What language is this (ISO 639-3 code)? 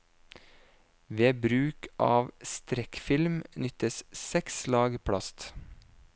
nor